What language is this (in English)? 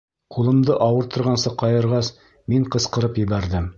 Bashkir